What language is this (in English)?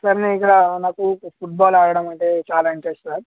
Telugu